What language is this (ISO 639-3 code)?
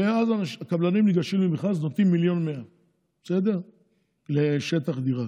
heb